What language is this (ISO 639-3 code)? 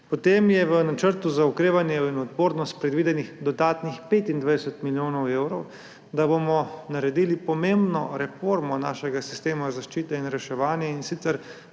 slv